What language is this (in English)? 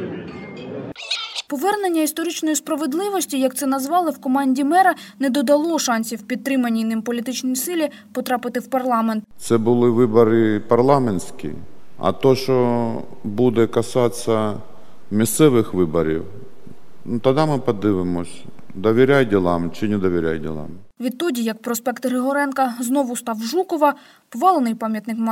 Ukrainian